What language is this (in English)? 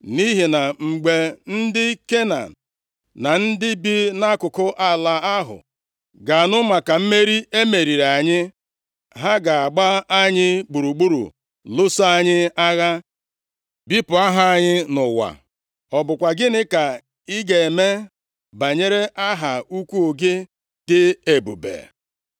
Igbo